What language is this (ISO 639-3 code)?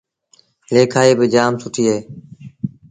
sbn